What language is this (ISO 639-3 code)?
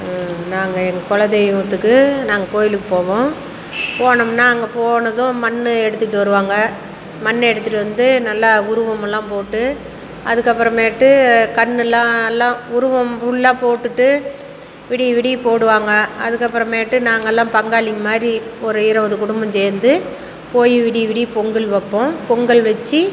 tam